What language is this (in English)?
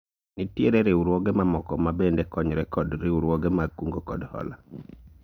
Luo (Kenya and Tanzania)